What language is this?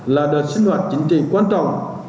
Vietnamese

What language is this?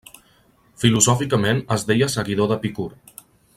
Catalan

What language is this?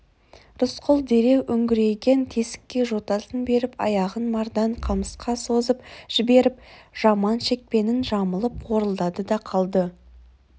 Kazakh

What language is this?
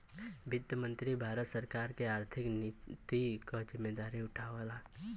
Bhojpuri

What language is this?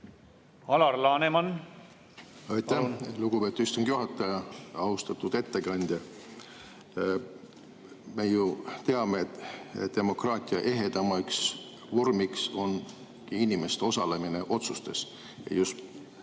Estonian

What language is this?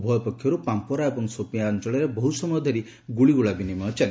Odia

